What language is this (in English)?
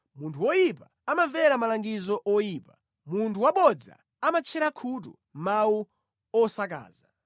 Nyanja